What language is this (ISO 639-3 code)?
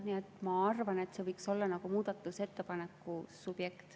est